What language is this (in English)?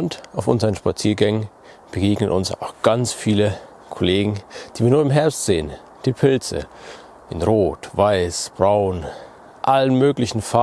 German